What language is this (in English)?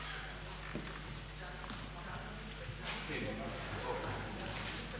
Croatian